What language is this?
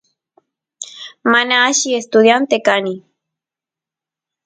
Santiago del Estero Quichua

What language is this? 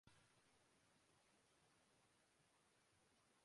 Urdu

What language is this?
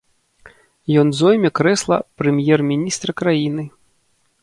Belarusian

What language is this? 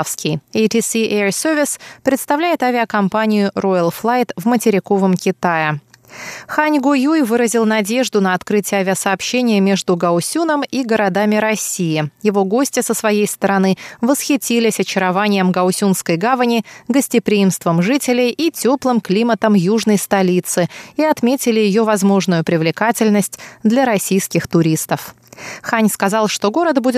Russian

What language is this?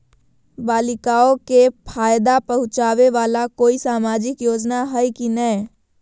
Magahi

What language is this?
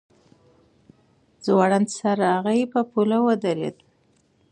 Pashto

